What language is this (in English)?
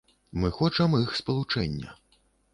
Belarusian